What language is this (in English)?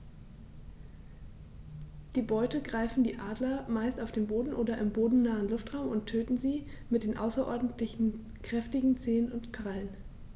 German